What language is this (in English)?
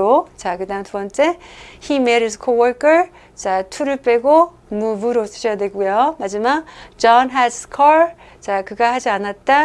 Korean